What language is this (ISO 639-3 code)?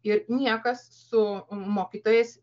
lit